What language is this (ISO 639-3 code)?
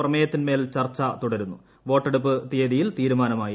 mal